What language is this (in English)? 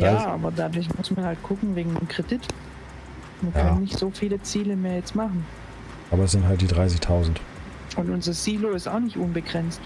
German